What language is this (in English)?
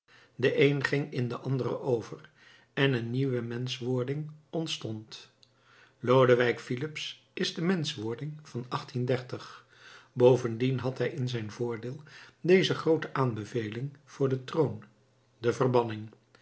Dutch